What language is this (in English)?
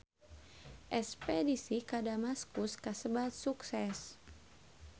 Sundanese